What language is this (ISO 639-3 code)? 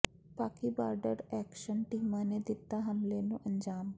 pan